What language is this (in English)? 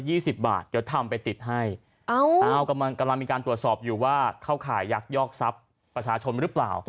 Thai